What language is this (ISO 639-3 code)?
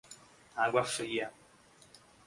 por